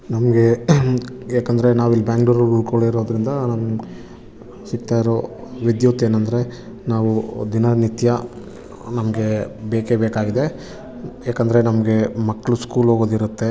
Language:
Kannada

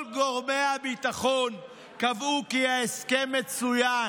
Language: Hebrew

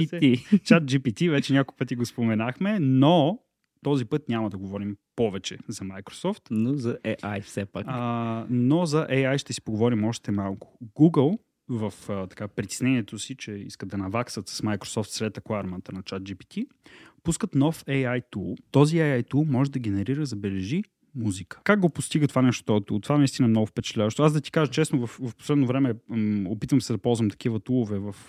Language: Bulgarian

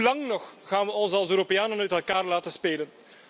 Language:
Dutch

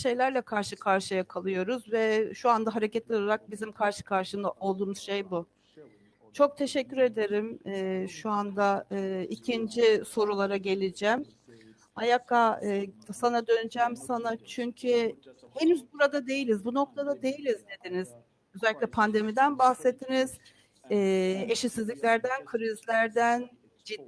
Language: Turkish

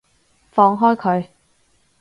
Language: Cantonese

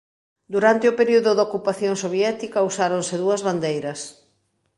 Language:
Galician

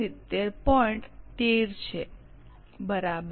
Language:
Gujarati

